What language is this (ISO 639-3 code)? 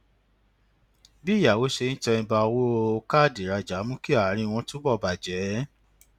yor